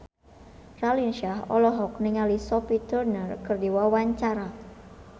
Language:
Sundanese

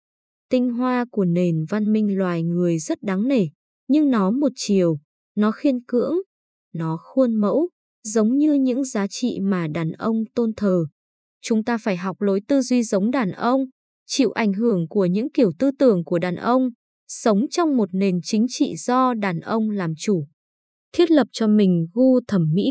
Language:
Vietnamese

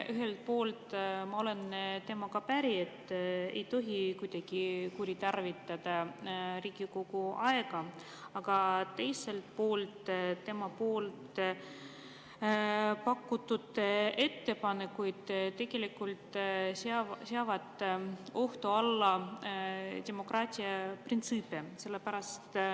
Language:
Estonian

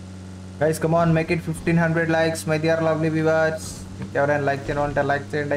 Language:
English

